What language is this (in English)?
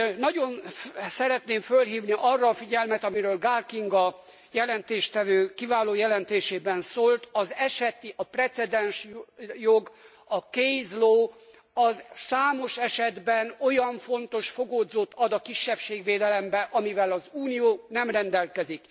Hungarian